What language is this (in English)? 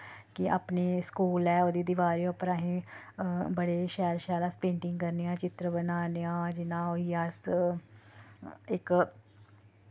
Dogri